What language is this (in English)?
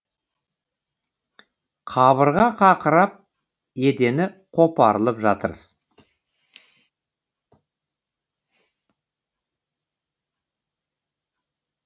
Kazakh